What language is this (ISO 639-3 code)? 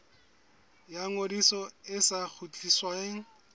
sot